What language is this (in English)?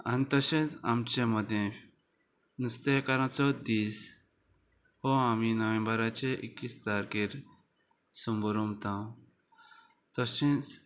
Konkani